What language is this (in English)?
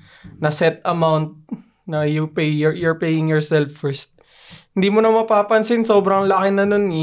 Filipino